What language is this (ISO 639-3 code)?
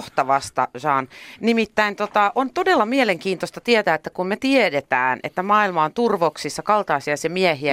fin